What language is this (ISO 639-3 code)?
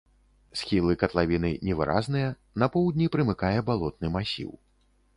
bel